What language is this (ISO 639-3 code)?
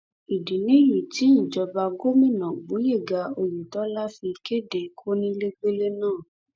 yor